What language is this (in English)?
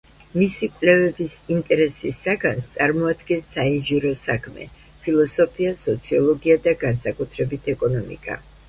Georgian